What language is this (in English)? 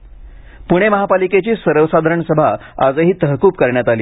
Marathi